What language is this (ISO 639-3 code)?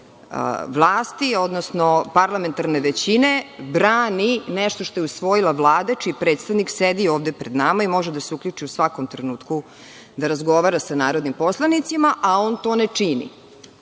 srp